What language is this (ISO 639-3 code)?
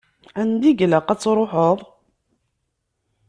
kab